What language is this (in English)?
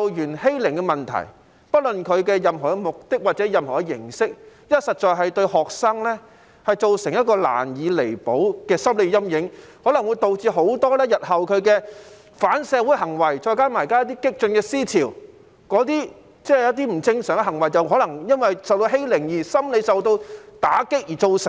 Cantonese